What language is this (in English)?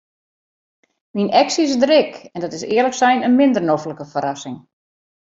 Western Frisian